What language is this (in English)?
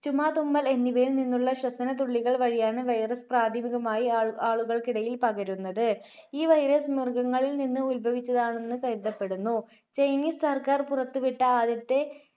Malayalam